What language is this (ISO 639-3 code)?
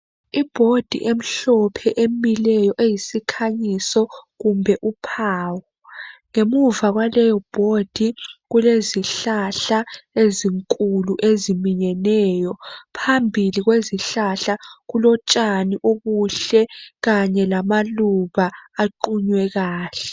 nde